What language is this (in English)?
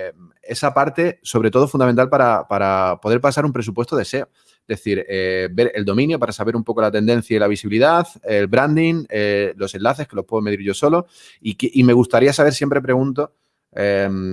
Spanish